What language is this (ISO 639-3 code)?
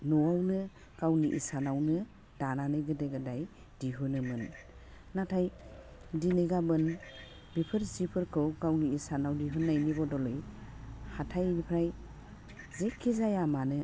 brx